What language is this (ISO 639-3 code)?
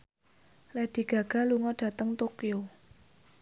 jav